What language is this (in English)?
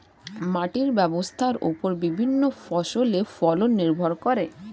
Bangla